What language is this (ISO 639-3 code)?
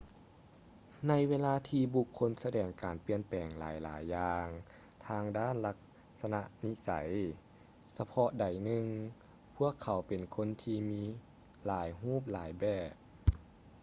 lao